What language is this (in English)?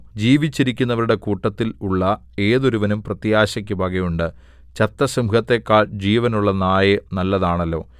Malayalam